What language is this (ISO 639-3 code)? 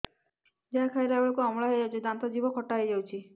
ori